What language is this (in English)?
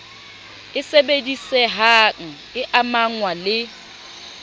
Southern Sotho